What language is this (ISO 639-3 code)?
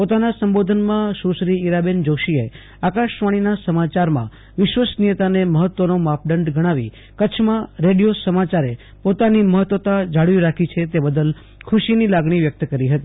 guj